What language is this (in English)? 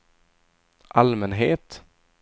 Swedish